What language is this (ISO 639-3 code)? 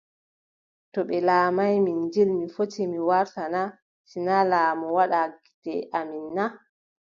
fub